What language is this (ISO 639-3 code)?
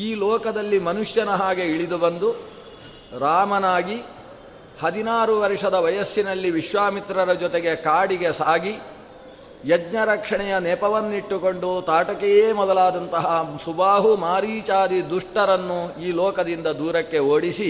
kan